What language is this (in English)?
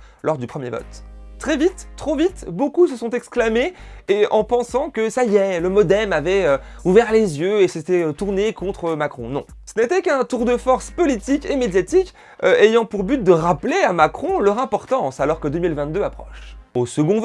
French